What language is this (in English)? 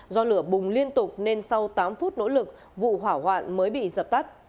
Vietnamese